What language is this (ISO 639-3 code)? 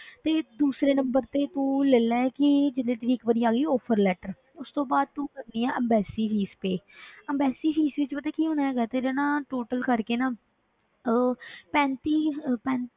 pan